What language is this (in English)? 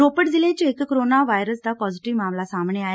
Punjabi